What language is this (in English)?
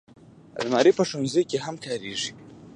Pashto